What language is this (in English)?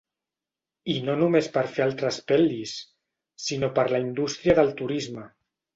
Catalan